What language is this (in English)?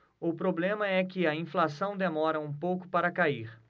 Portuguese